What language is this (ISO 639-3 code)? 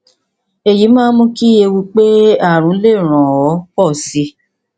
yor